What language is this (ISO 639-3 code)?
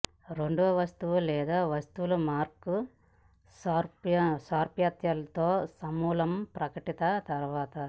tel